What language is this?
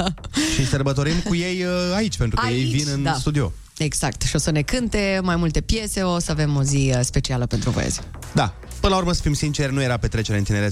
Romanian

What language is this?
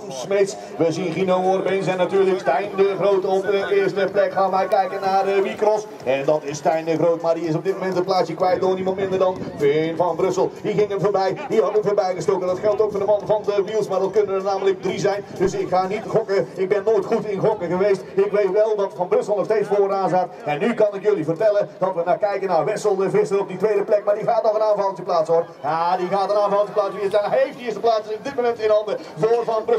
Dutch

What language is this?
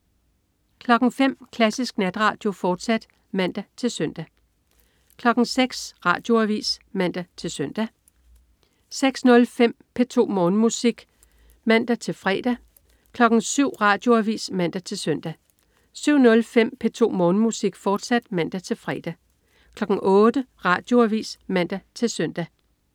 Danish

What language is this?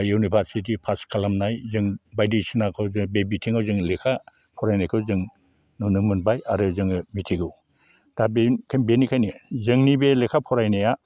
Bodo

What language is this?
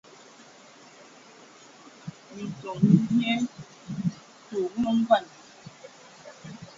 Ewondo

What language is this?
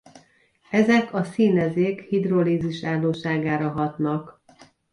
Hungarian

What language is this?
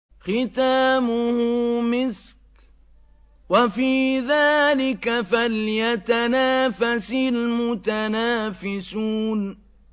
Arabic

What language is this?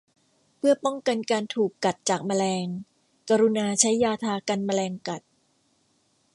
Thai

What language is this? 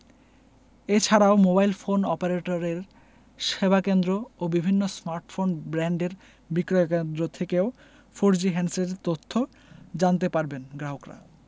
Bangla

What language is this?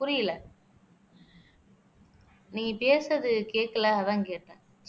Tamil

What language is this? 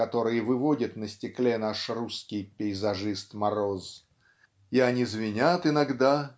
Russian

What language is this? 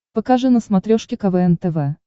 Russian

